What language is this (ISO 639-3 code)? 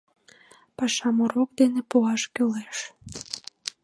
chm